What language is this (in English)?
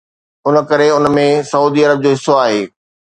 Sindhi